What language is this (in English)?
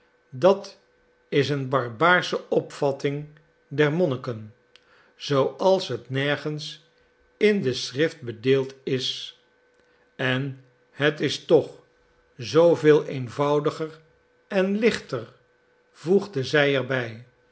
Dutch